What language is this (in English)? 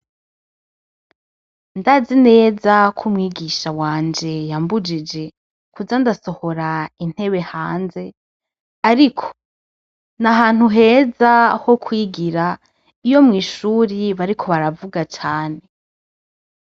Rundi